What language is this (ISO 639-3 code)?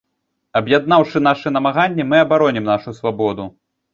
bel